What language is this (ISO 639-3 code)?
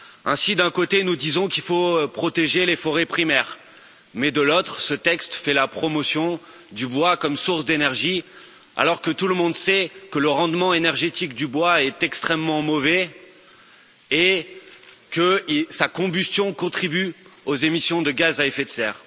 fra